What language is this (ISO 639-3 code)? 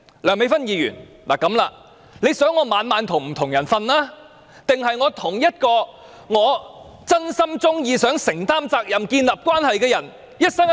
yue